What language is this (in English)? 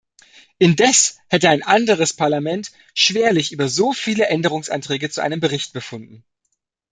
German